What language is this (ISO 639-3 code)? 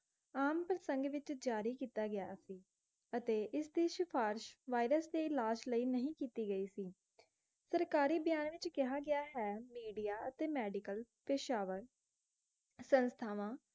pan